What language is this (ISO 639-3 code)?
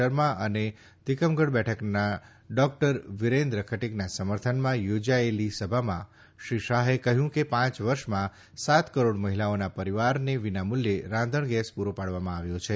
guj